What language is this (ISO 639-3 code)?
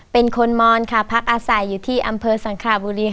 tha